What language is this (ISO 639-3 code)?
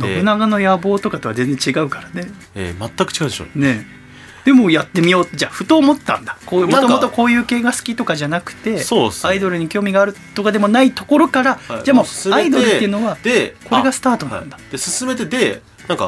jpn